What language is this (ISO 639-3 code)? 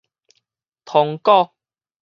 nan